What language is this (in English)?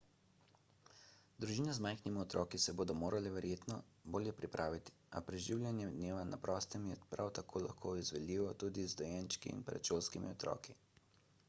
Slovenian